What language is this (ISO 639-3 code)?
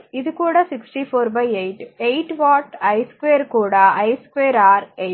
tel